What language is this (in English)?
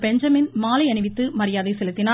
Tamil